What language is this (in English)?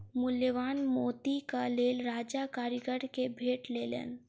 Maithili